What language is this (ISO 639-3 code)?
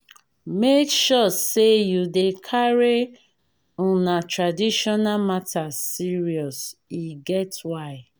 pcm